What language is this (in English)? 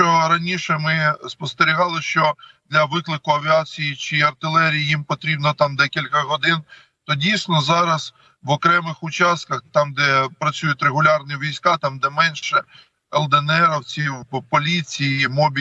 Ukrainian